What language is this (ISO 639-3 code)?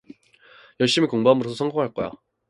kor